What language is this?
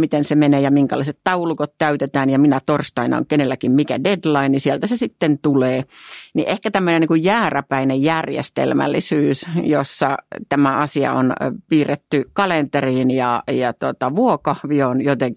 Finnish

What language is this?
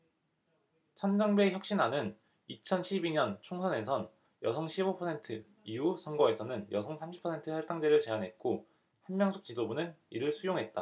Korean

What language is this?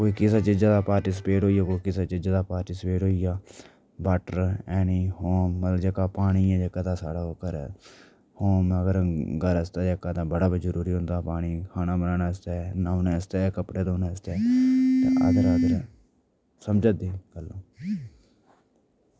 Dogri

